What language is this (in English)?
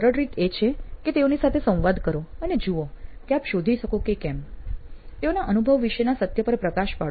Gujarati